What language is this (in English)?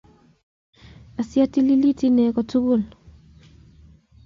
Kalenjin